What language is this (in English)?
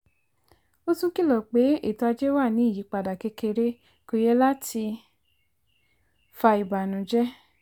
Yoruba